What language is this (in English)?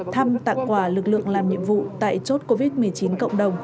Vietnamese